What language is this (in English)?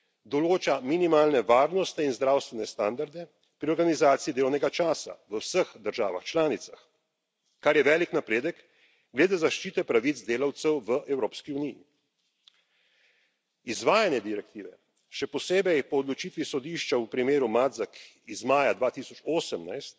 Slovenian